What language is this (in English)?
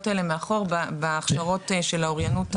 Hebrew